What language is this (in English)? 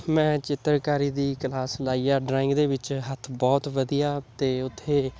Punjabi